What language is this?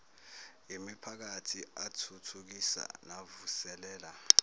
Zulu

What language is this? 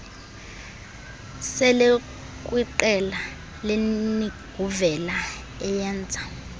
Xhosa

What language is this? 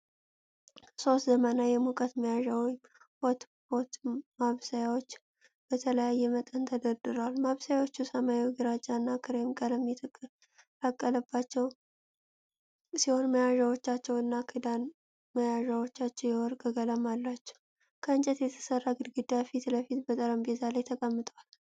Amharic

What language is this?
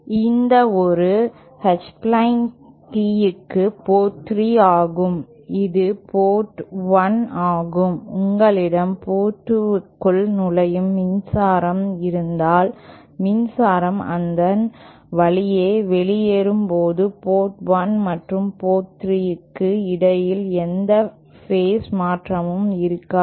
Tamil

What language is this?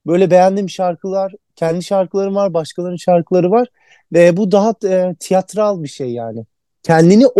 Turkish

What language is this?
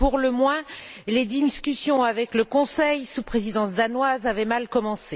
French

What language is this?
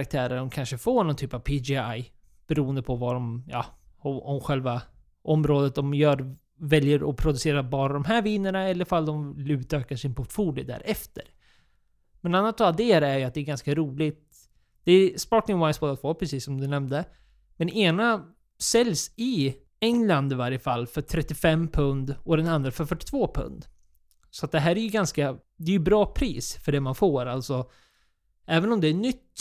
Swedish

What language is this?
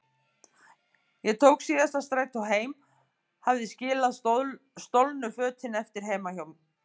Icelandic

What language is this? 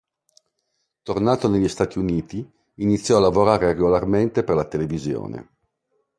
Italian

